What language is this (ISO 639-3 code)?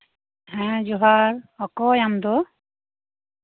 sat